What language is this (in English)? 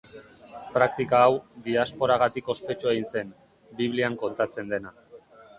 Basque